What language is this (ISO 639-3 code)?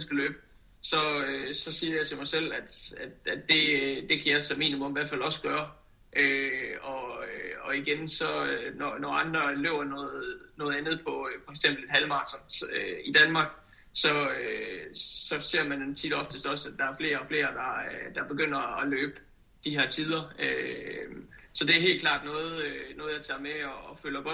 dan